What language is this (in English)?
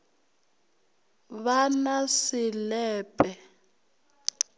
Northern Sotho